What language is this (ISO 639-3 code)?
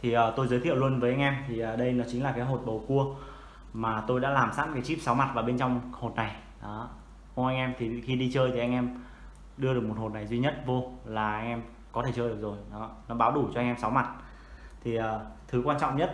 vie